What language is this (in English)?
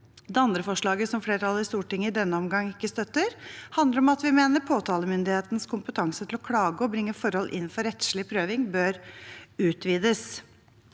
Norwegian